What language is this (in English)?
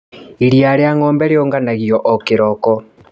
Kikuyu